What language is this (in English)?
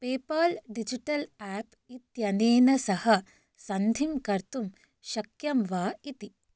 Sanskrit